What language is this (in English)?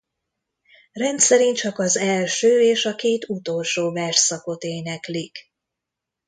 Hungarian